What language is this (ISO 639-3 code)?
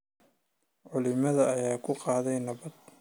som